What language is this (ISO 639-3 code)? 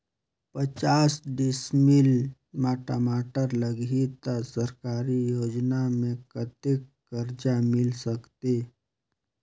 hne